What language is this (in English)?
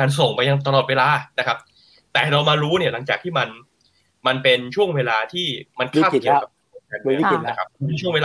Thai